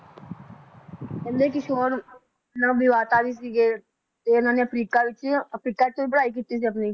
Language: Punjabi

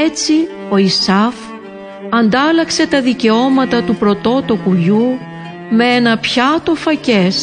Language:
Greek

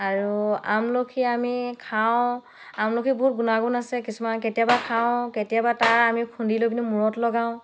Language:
Assamese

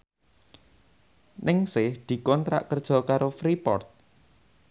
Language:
Javanese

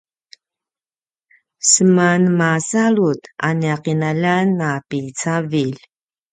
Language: Paiwan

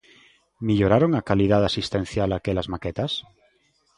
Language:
Galician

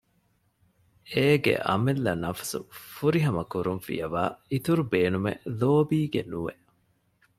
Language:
Divehi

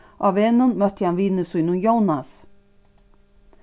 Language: Faroese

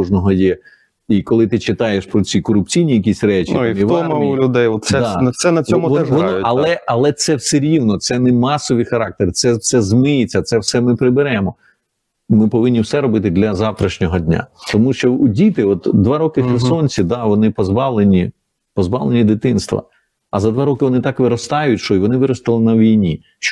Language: Ukrainian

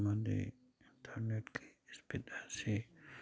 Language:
Manipuri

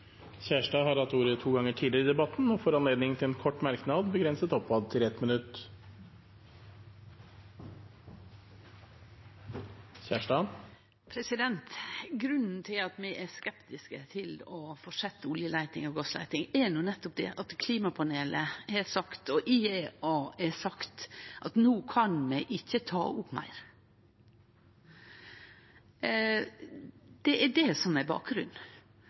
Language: Norwegian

